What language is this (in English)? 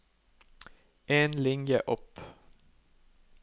Norwegian